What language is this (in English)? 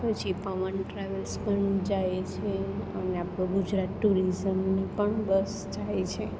Gujarati